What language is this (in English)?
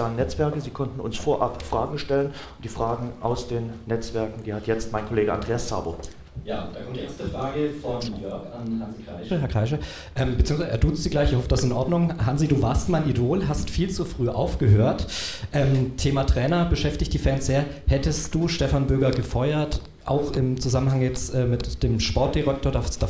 German